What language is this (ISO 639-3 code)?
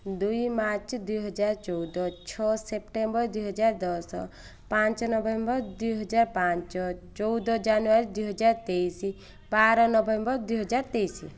ori